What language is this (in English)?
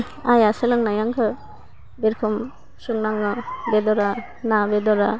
Bodo